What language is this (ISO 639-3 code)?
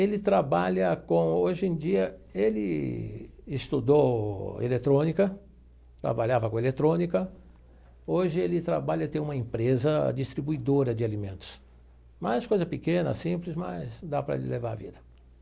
por